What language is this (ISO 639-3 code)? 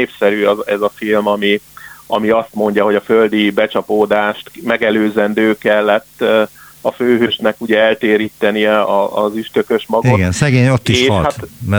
hun